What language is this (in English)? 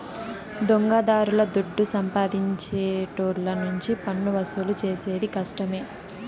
Telugu